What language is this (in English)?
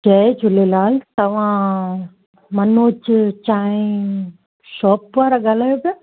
Sindhi